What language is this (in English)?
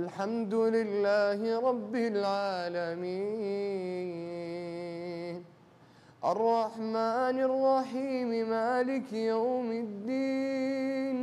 Arabic